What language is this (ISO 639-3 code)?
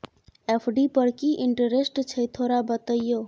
mai